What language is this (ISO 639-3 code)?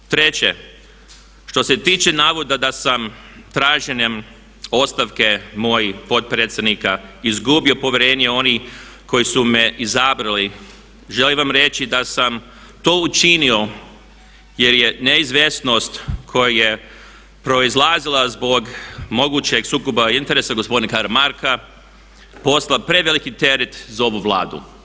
hrv